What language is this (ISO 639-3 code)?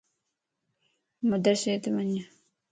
lss